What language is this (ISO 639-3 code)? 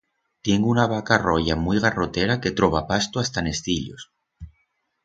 arg